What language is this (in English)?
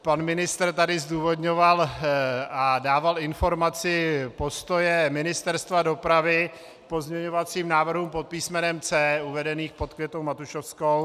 Czech